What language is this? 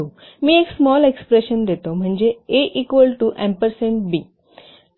Marathi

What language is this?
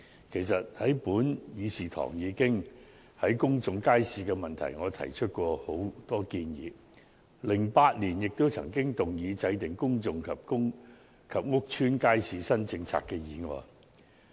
Cantonese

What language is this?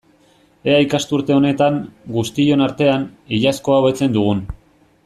Basque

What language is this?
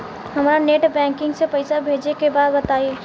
Bhojpuri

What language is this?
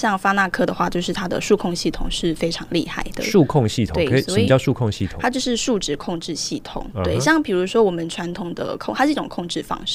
Chinese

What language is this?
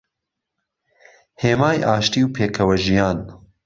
Central Kurdish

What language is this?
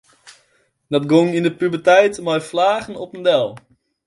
Western Frisian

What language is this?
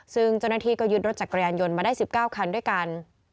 Thai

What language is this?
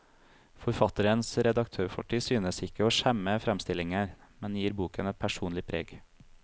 Norwegian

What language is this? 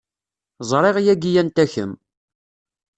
Kabyle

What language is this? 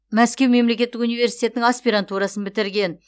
Kazakh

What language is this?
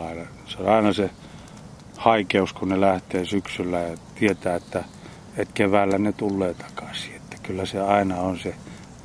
Finnish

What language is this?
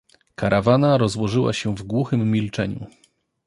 Polish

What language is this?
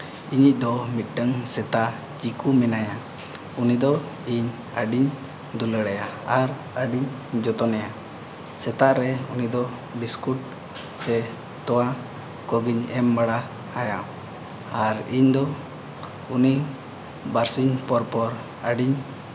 Santali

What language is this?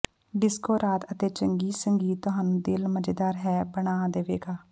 Punjabi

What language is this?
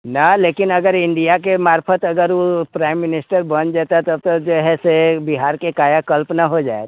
Maithili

